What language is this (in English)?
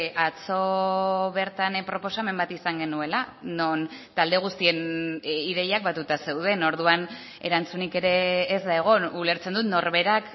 Basque